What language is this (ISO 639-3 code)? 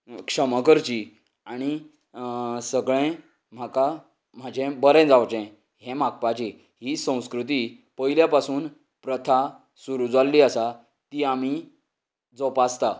kok